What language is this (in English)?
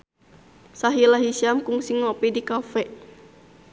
Sundanese